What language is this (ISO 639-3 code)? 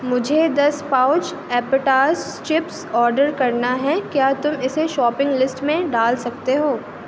urd